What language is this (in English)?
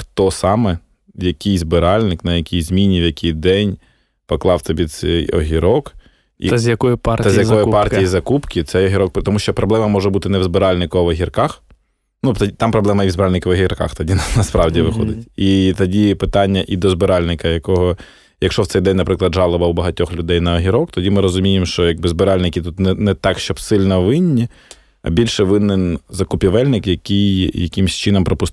Ukrainian